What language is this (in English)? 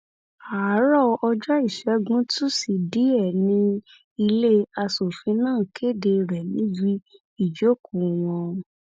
Yoruba